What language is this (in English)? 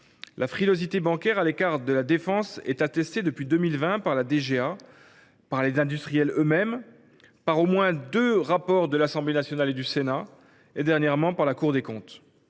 French